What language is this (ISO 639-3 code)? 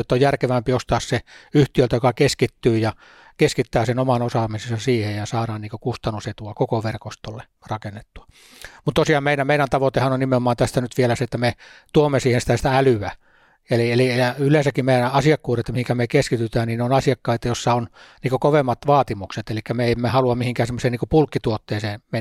fin